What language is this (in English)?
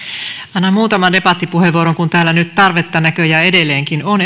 Finnish